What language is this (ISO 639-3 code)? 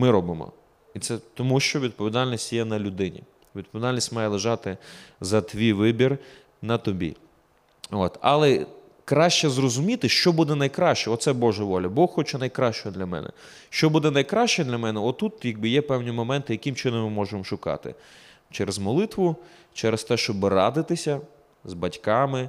ukr